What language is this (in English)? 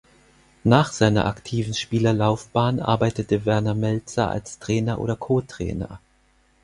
German